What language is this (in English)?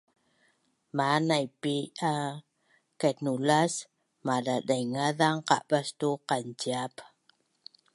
Bunun